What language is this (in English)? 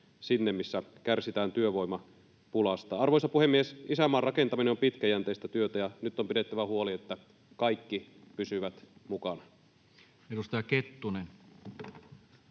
Finnish